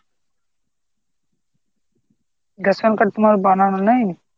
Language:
Bangla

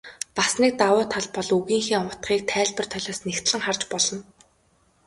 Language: Mongolian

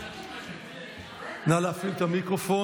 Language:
Hebrew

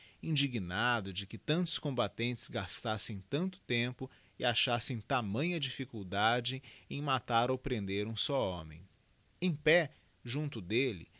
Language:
Portuguese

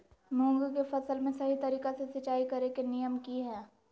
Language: Magahi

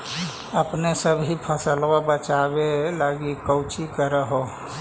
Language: Magahi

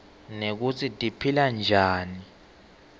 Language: Swati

